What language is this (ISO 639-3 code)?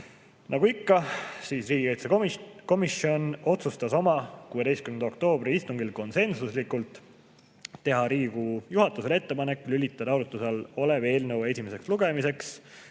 est